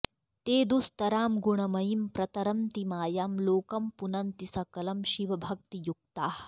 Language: Sanskrit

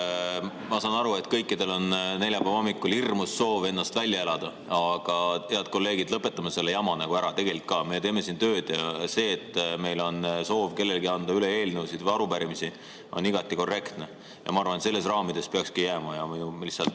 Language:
Estonian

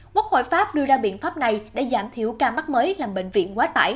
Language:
Vietnamese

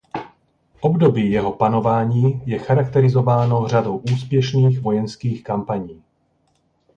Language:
Czech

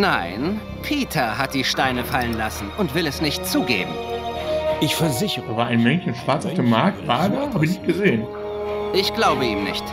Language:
German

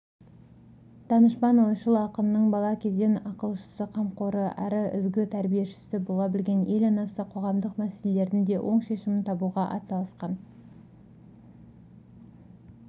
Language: Kazakh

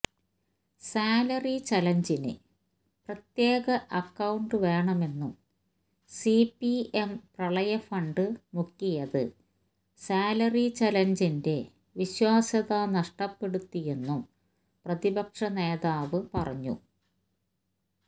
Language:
Malayalam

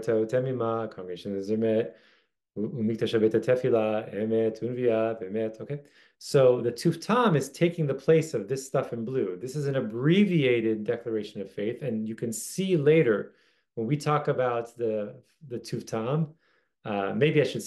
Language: English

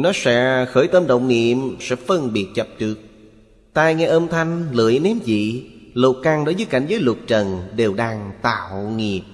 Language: Vietnamese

